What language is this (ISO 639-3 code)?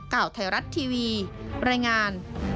tha